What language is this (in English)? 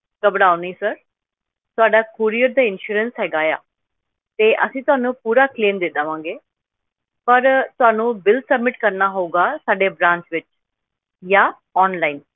Punjabi